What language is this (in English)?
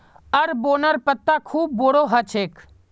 Magahi